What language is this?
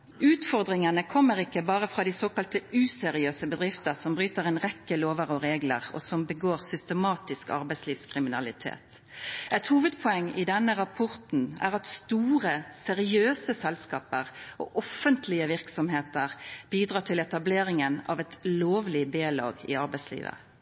Norwegian Nynorsk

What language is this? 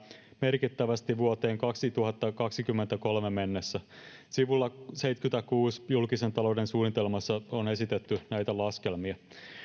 Finnish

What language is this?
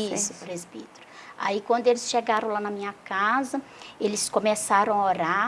Portuguese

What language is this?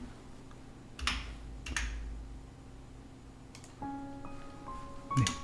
Korean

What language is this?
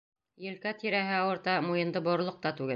Bashkir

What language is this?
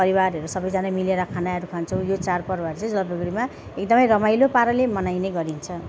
Nepali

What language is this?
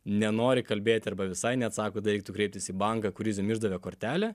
Lithuanian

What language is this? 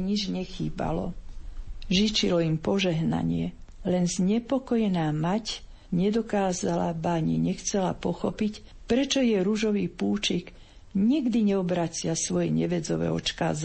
Slovak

